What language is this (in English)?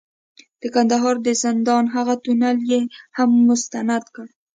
Pashto